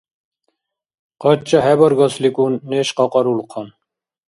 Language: Dargwa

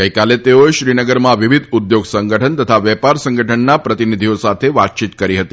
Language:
Gujarati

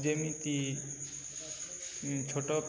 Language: Odia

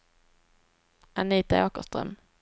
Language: Swedish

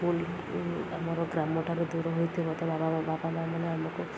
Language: Odia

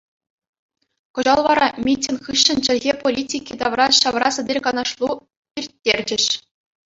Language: Chuvash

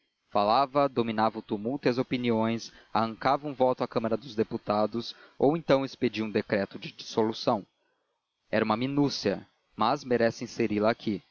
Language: Portuguese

